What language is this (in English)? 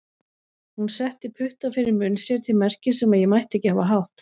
Icelandic